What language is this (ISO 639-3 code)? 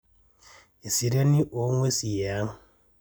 mas